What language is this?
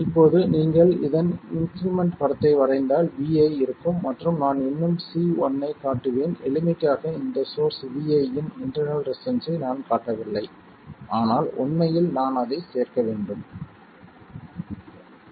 Tamil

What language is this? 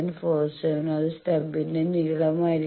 Malayalam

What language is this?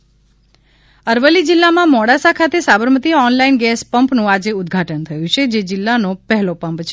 Gujarati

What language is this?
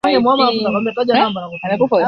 Swahili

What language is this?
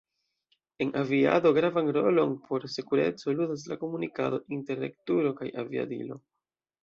Esperanto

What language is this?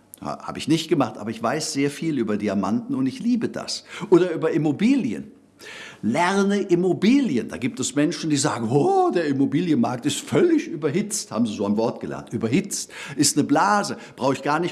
German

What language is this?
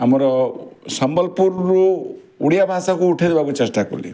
Odia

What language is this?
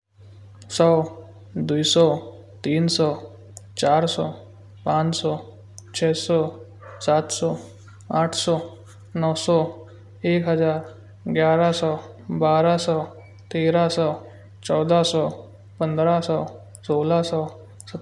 Kanauji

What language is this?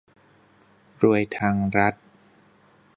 Thai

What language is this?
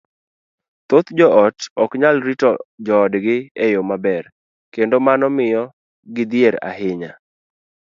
Luo (Kenya and Tanzania)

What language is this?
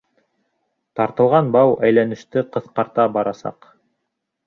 Bashkir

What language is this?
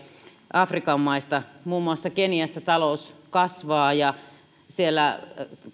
Finnish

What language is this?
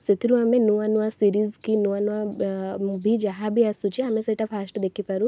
Odia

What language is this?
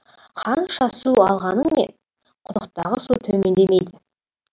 Kazakh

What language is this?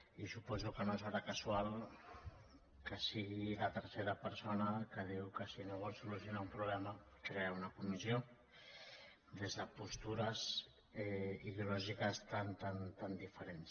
Catalan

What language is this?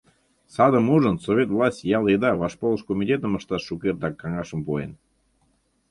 Mari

